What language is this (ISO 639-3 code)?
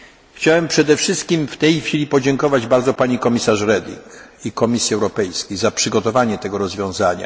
pol